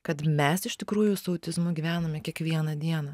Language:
Lithuanian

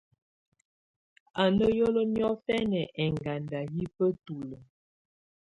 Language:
Tunen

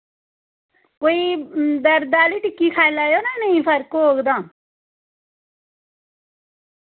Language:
Dogri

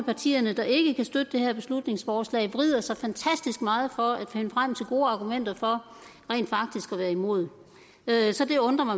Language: Danish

